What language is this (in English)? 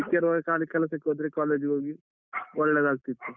Kannada